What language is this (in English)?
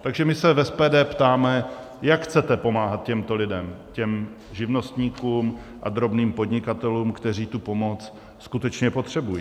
Czech